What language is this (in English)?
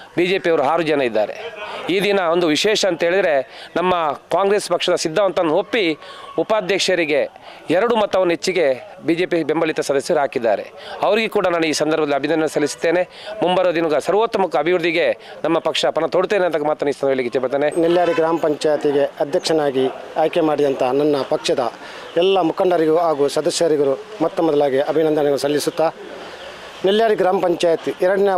Kannada